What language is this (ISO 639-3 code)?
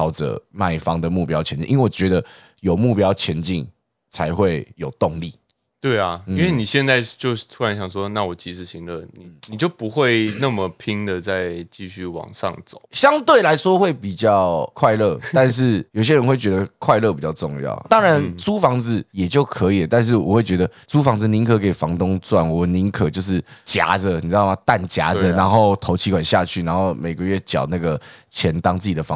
zho